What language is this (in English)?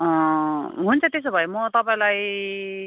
Nepali